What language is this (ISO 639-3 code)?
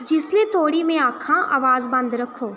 doi